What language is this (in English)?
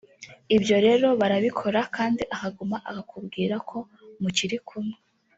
Kinyarwanda